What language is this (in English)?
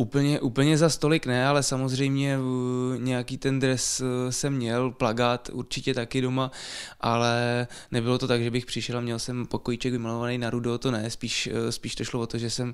Czech